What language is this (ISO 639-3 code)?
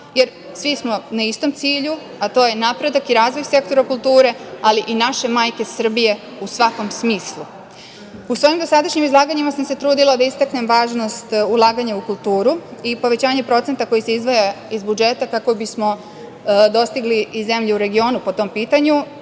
srp